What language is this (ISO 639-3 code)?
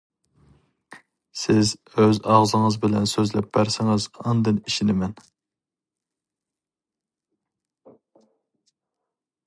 uig